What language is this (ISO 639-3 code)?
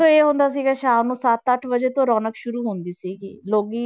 pan